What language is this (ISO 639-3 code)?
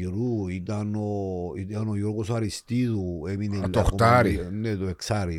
ell